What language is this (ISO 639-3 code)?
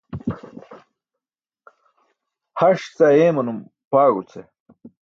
bsk